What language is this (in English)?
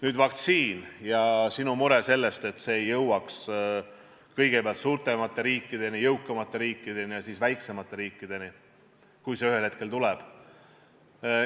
Estonian